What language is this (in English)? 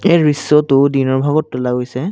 Assamese